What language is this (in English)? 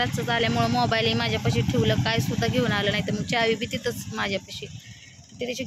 Marathi